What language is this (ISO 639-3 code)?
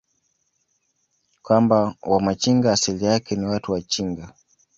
swa